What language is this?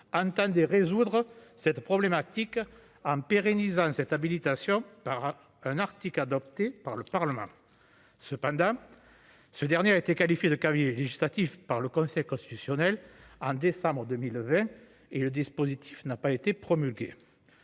French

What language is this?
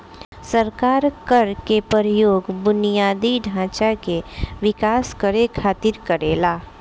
Bhojpuri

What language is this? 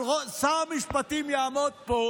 Hebrew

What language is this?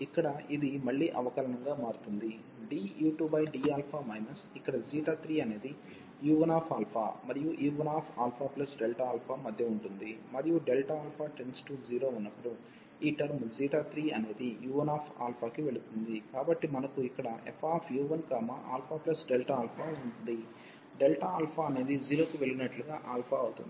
Telugu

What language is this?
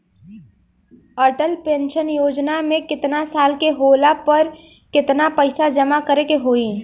Bhojpuri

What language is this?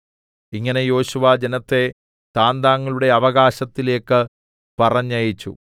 Malayalam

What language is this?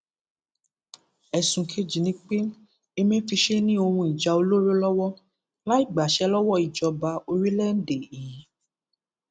Yoruba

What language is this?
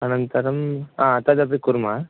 Sanskrit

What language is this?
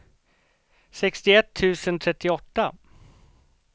Swedish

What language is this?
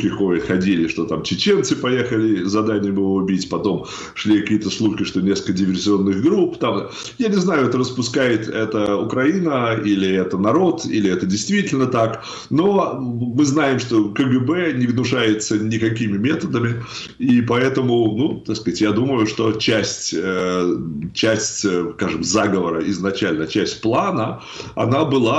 Russian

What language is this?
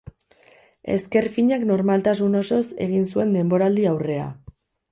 Basque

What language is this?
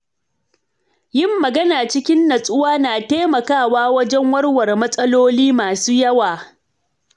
Hausa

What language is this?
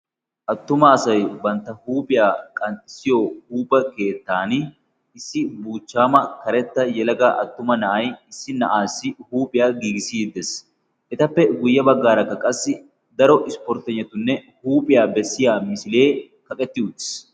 Wolaytta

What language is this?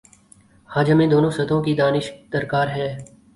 Urdu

